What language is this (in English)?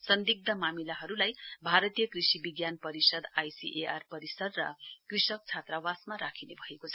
Nepali